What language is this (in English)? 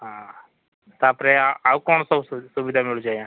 Odia